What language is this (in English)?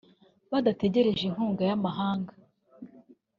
Kinyarwanda